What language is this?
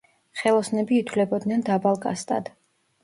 Georgian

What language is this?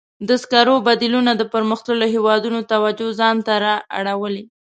Pashto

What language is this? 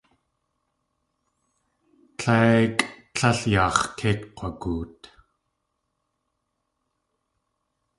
Tlingit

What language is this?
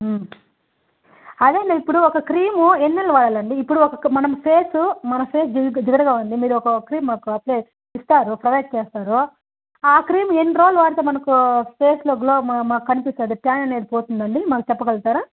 Telugu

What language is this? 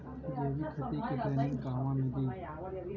Bhojpuri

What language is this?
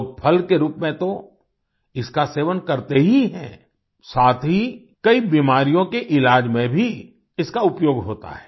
Hindi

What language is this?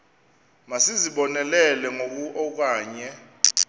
Xhosa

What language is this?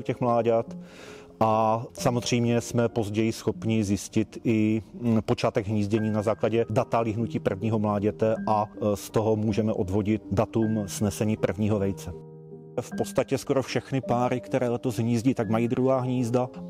Czech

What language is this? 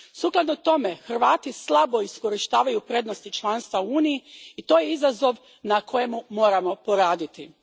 Croatian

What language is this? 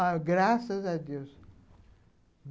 Portuguese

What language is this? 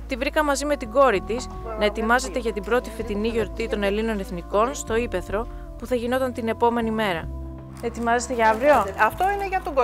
Greek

